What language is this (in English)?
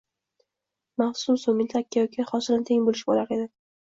Uzbek